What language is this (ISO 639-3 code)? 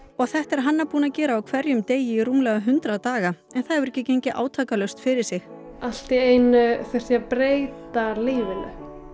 isl